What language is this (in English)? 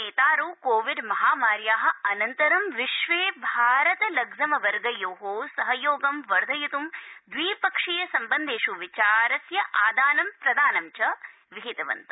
Sanskrit